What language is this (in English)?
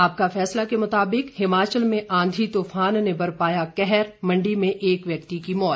Hindi